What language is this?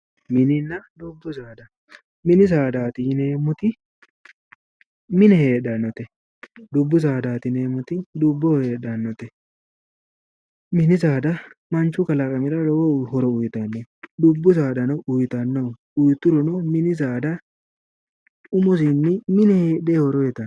Sidamo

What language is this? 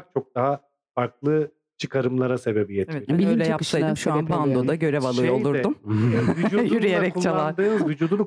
Turkish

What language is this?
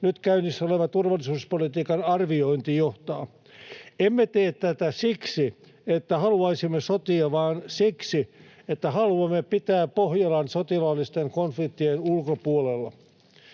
Finnish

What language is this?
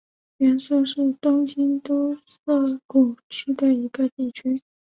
Chinese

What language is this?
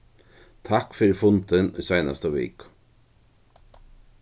Faroese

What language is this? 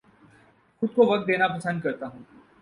Urdu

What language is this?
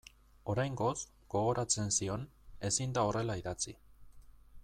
Basque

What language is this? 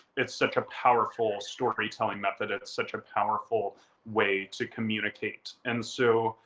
English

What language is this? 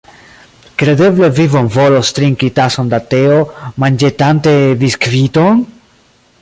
Esperanto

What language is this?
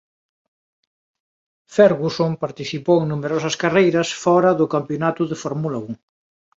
Galician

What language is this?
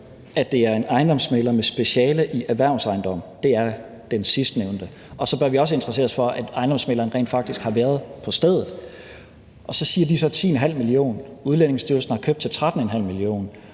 Danish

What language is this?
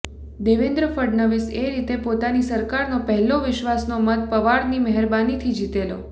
Gujarati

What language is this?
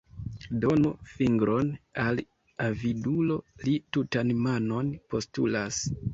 Esperanto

